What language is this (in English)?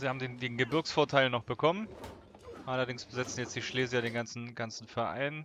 German